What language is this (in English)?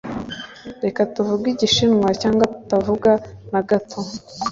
Kinyarwanda